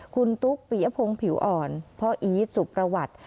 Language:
Thai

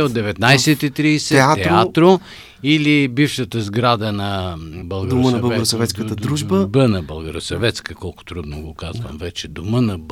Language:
Bulgarian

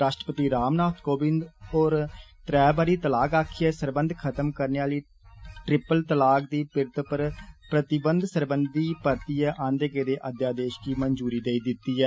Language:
Dogri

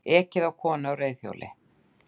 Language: Icelandic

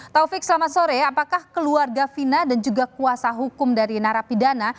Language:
Indonesian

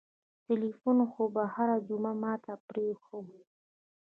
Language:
Pashto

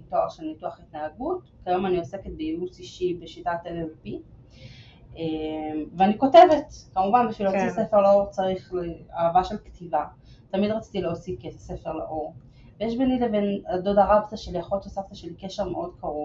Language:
Hebrew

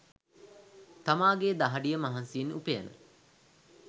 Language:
Sinhala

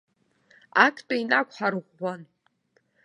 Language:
Abkhazian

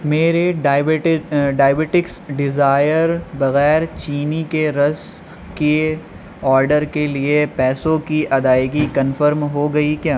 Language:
Urdu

